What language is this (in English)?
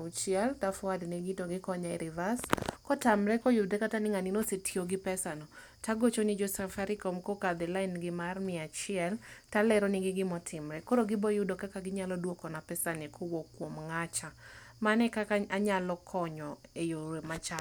Luo (Kenya and Tanzania)